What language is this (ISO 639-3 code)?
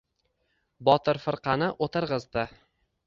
uzb